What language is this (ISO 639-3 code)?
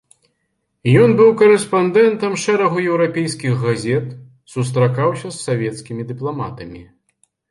bel